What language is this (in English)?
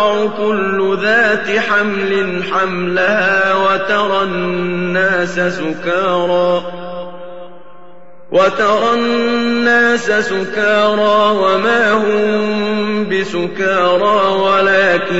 Arabic